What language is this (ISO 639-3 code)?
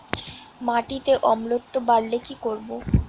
ben